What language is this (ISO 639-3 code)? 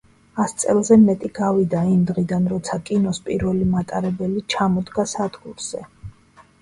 kat